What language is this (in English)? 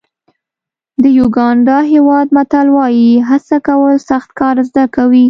Pashto